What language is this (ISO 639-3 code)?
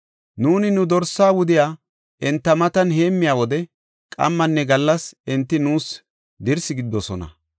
gof